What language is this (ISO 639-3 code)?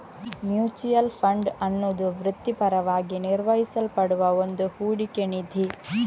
kan